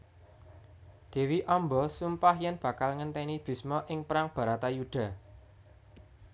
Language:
Javanese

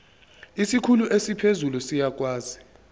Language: Zulu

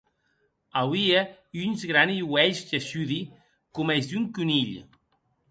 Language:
Occitan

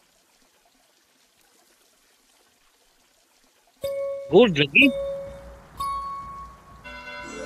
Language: Filipino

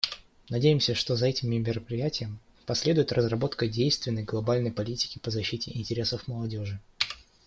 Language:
Russian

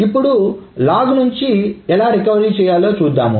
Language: Telugu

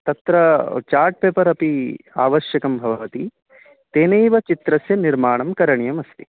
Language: Sanskrit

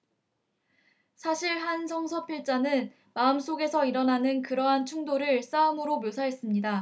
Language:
Korean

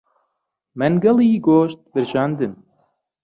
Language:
Central Kurdish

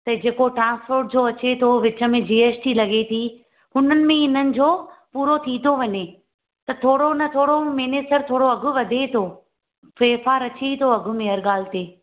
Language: Sindhi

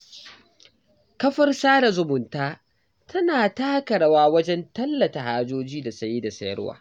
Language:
Hausa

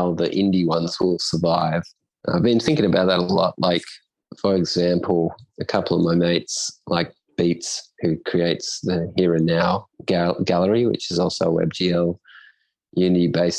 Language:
English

